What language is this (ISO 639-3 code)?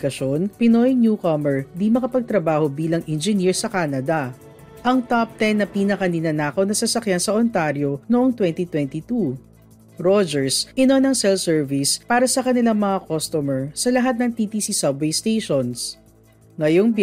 fil